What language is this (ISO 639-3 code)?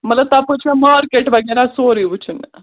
kas